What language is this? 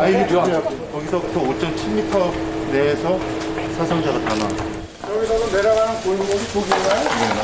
Korean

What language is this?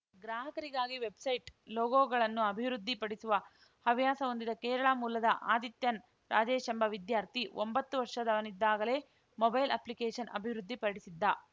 Kannada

